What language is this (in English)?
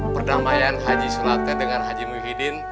Indonesian